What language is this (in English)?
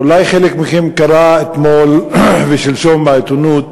Hebrew